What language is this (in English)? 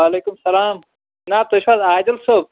Kashmiri